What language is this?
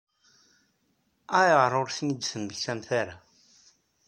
Kabyle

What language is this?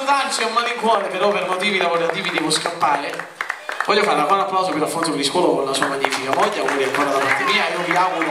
Romanian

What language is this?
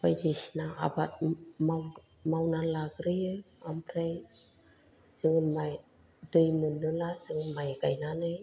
Bodo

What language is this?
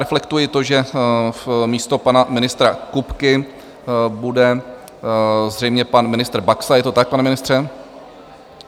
Czech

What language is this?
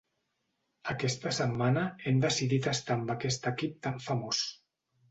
Catalan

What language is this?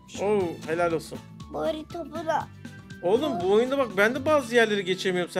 Turkish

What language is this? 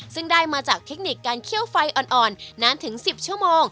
Thai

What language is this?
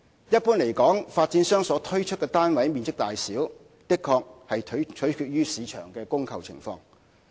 Cantonese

